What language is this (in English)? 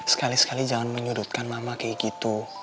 Indonesian